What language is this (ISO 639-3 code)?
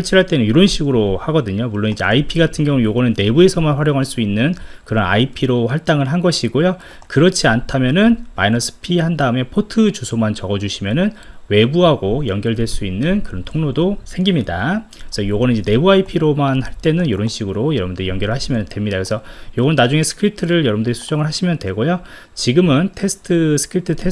kor